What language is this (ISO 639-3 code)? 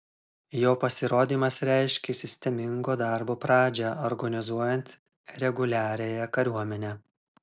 lit